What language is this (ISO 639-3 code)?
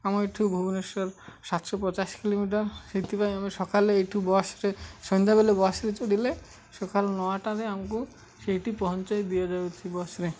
ori